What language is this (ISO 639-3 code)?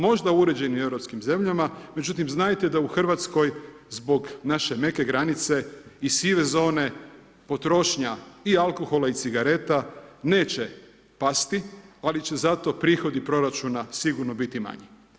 hrv